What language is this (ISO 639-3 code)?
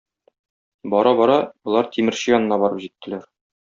tat